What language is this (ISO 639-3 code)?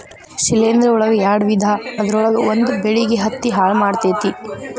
kan